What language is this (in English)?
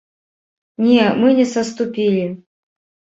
Belarusian